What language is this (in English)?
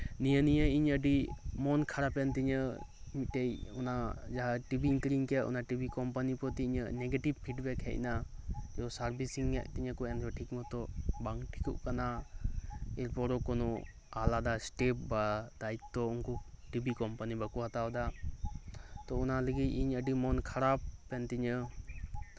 Santali